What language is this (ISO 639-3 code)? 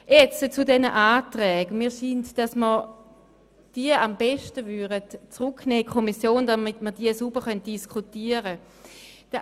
gsw